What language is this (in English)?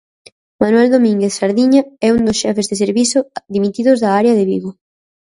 Galician